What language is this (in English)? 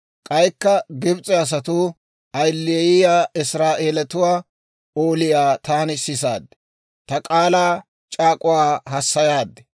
Dawro